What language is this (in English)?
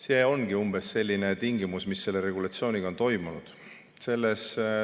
Estonian